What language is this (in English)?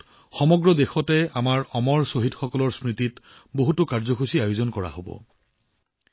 Assamese